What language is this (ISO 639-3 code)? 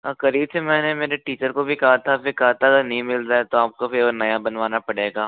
hin